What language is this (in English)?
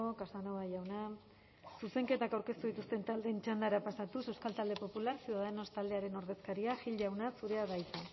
Basque